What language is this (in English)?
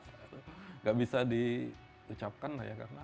Indonesian